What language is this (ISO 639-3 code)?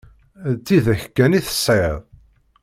kab